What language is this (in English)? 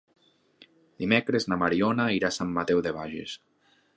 Catalan